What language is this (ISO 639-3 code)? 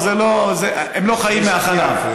heb